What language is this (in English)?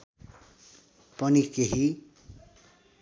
Nepali